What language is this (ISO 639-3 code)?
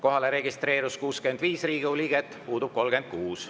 est